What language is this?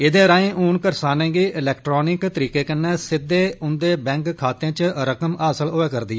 Dogri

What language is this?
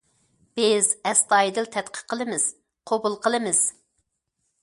Uyghur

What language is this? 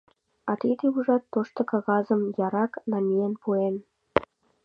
Mari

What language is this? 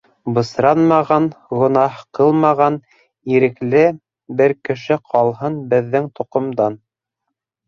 Bashkir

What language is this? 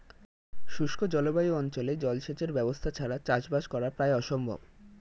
Bangla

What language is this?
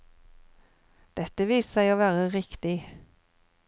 Norwegian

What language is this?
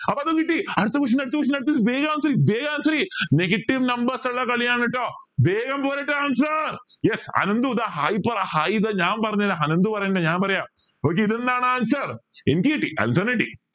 Malayalam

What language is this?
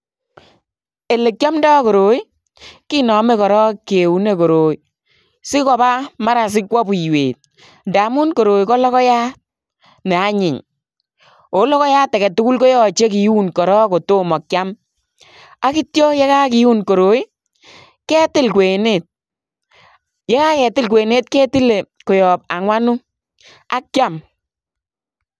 Kalenjin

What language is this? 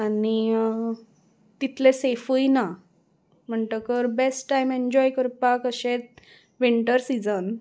Konkani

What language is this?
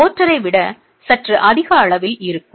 Tamil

